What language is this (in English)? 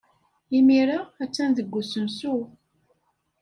Kabyle